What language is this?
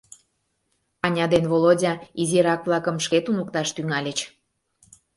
Mari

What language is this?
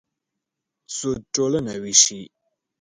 Pashto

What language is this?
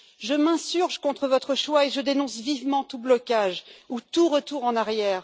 French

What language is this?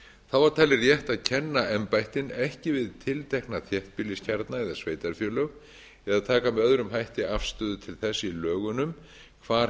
Icelandic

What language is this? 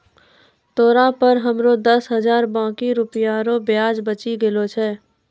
Maithili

